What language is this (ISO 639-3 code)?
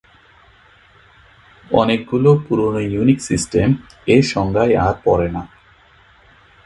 ben